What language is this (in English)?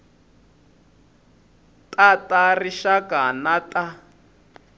Tsonga